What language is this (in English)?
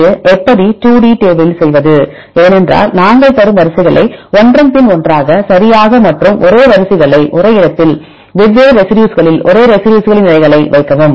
Tamil